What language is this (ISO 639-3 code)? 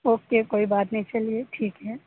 urd